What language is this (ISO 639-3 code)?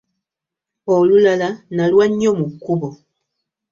lug